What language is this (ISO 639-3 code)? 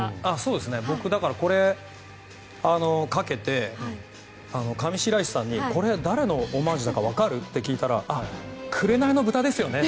jpn